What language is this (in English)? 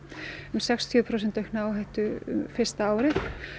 Icelandic